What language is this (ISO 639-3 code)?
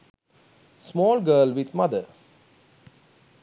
sin